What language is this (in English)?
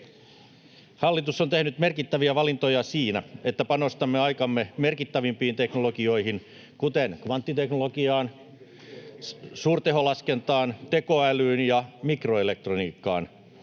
Finnish